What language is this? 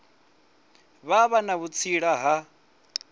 Venda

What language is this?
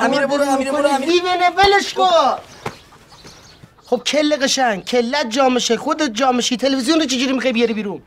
Persian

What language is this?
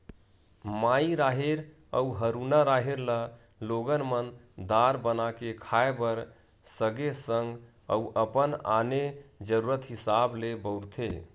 Chhattisgarhi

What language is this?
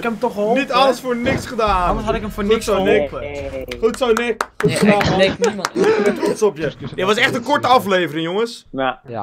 Dutch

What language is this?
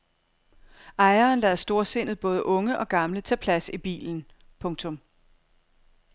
Danish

